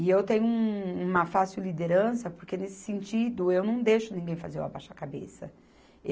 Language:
Portuguese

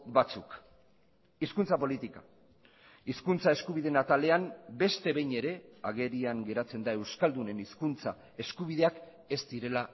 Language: Basque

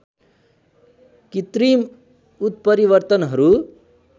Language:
Nepali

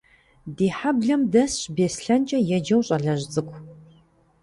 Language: Kabardian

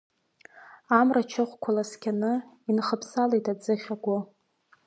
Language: Abkhazian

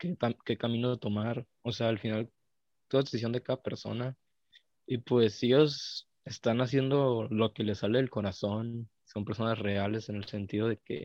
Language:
Spanish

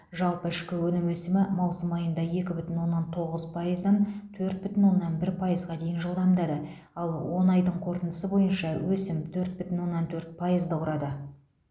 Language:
Kazakh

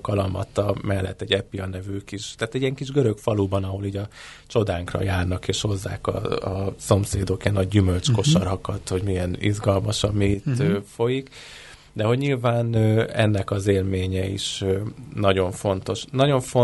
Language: Hungarian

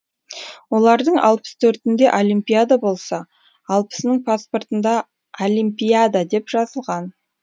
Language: Kazakh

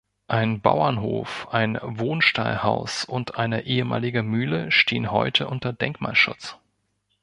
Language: German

